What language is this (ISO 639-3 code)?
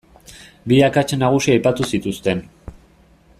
eus